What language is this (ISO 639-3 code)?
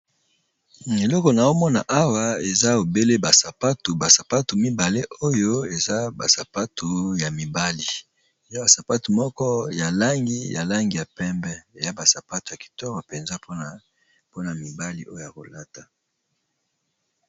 lin